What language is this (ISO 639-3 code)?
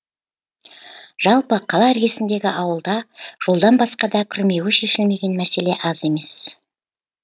kaz